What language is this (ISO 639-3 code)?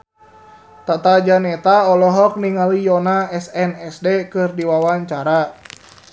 sun